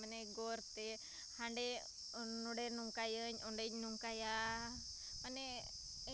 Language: Santali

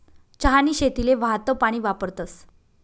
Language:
Marathi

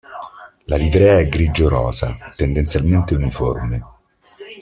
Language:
Italian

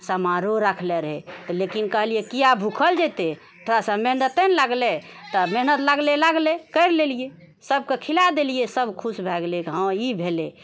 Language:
Maithili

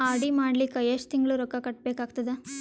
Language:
Kannada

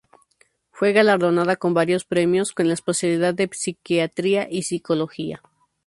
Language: Spanish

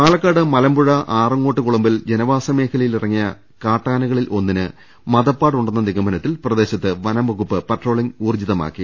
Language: Malayalam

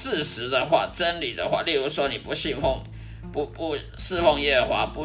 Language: Chinese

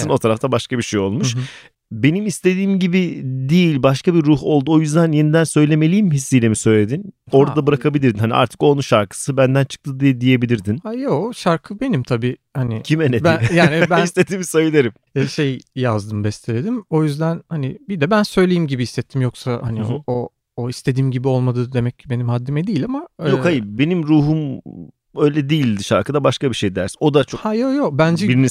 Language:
Turkish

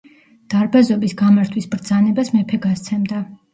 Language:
Georgian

